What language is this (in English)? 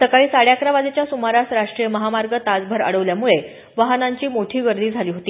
Marathi